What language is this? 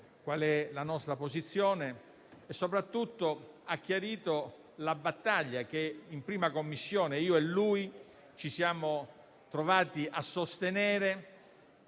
Italian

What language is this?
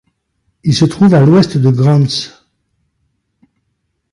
French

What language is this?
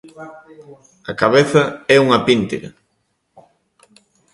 Galician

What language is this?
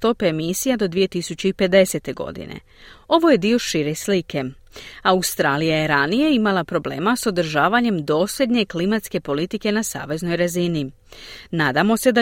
Croatian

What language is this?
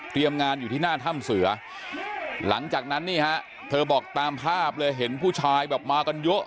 Thai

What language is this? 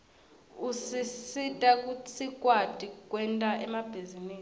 Swati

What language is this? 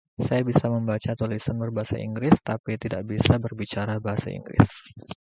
Indonesian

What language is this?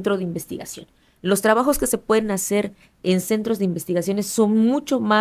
Spanish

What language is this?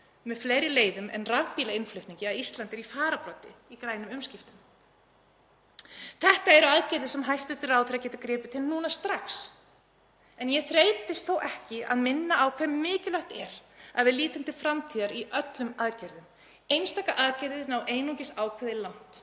Icelandic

